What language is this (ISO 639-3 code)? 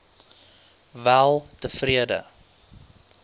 afr